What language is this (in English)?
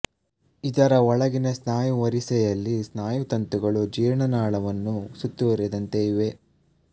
Kannada